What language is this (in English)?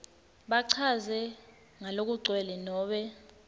Swati